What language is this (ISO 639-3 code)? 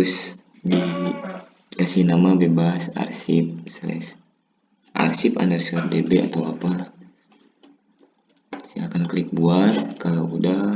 ind